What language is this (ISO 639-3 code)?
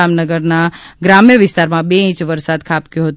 guj